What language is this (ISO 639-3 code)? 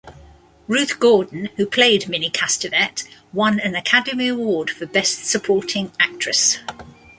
eng